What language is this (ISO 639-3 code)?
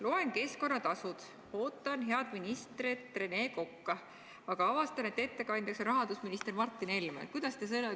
est